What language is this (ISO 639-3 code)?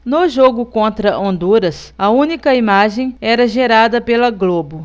por